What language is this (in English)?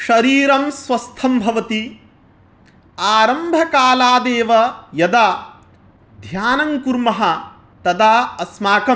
Sanskrit